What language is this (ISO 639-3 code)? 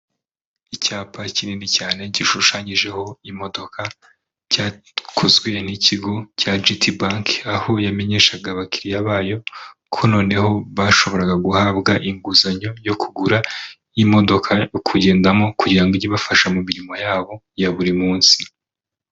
kin